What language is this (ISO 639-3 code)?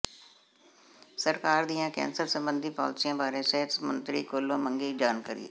pan